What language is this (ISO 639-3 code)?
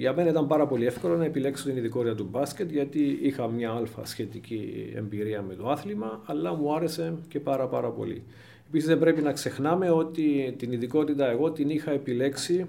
ell